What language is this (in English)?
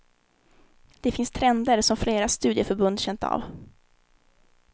Swedish